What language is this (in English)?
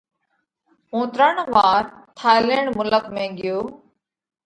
Parkari Koli